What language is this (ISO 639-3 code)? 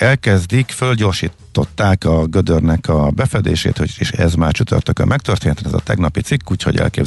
hun